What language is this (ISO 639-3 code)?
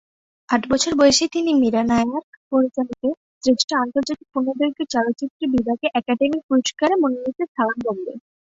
ben